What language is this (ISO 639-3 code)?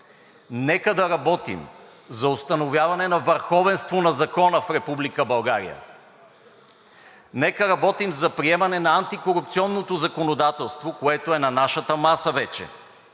bul